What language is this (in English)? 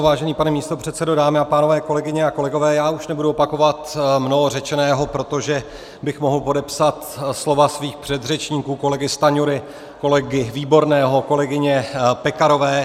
Czech